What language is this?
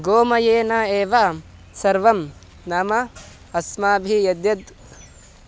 Sanskrit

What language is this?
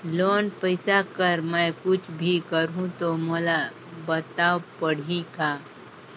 Chhattisgarhi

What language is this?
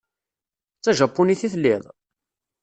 Kabyle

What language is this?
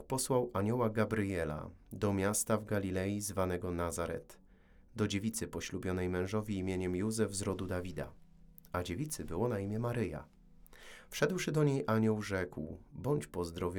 Polish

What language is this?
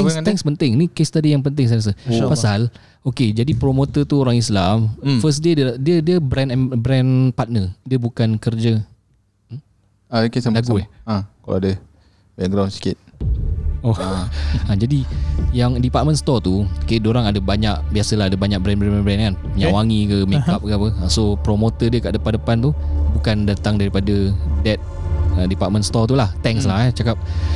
Malay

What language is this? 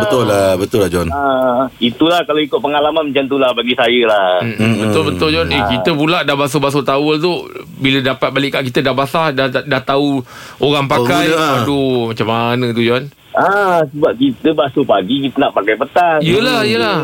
Malay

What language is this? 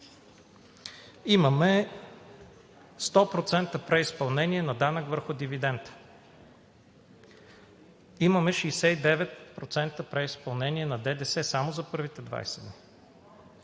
Bulgarian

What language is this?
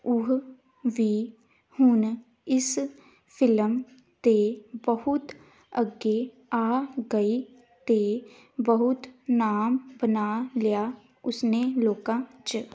Punjabi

